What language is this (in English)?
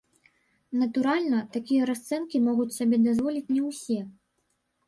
Belarusian